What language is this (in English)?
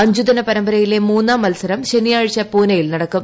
Malayalam